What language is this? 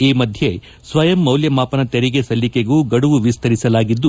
Kannada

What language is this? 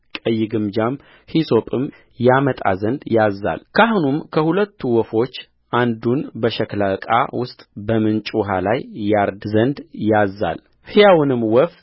Amharic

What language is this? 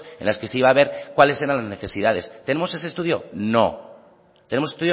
Spanish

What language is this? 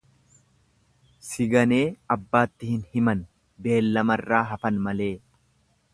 Oromo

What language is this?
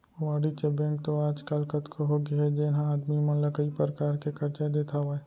Chhattisgarhi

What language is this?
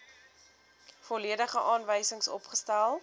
Afrikaans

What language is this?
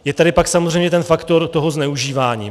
Czech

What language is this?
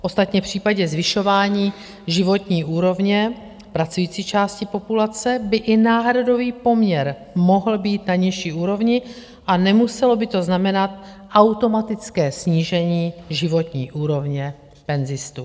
Czech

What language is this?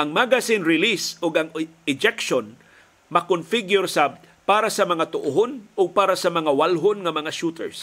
Filipino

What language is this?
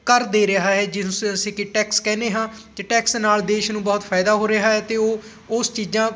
Punjabi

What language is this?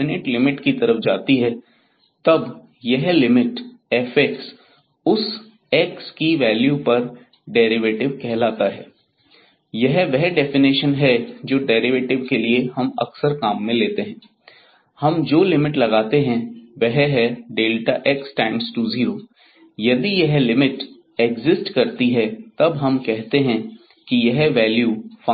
Hindi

